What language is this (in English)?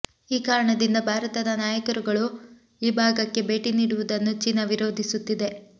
Kannada